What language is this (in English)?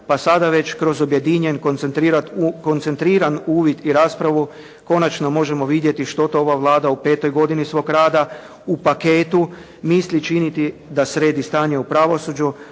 Croatian